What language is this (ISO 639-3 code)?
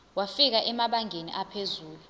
zul